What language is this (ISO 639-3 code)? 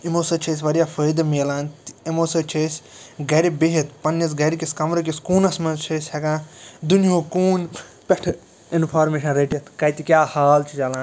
kas